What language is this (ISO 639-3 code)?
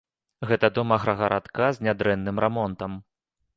bel